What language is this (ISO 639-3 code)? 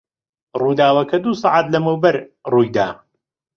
ckb